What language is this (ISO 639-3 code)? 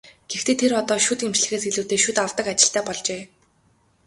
mon